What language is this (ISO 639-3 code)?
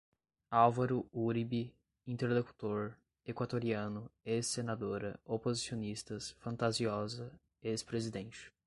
por